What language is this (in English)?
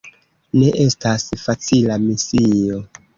Esperanto